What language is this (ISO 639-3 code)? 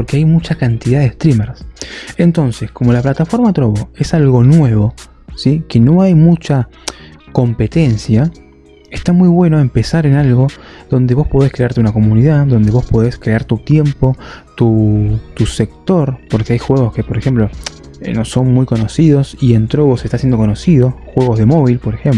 spa